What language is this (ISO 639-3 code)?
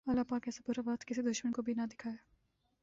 urd